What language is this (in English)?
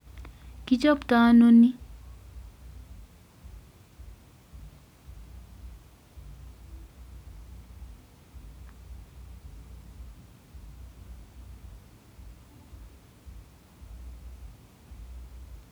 Kalenjin